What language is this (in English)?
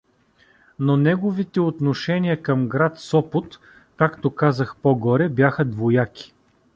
Bulgarian